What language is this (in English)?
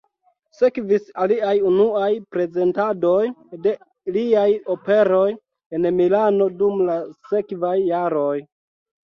Esperanto